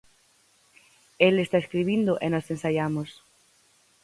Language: Galician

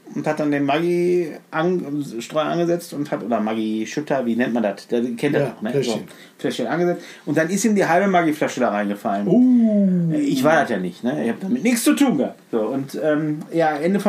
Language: German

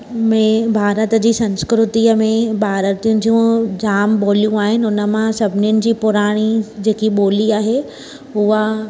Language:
Sindhi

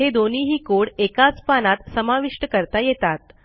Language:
Marathi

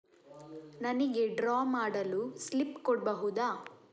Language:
Kannada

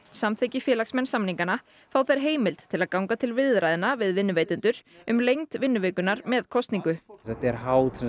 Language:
Icelandic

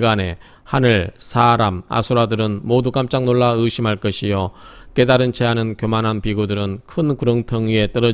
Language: Korean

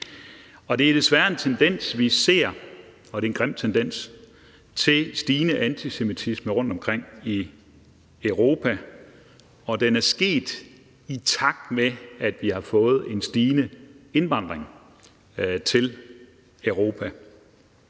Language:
Danish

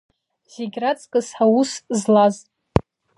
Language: Abkhazian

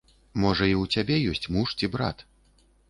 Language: Belarusian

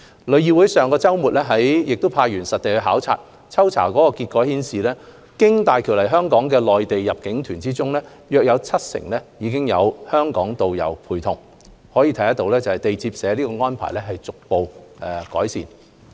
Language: Cantonese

